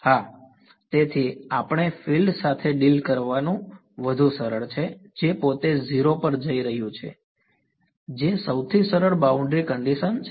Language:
Gujarati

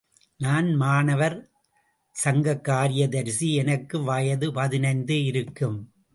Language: Tamil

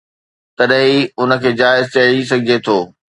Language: Sindhi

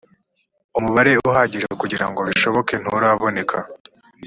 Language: Kinyarwanda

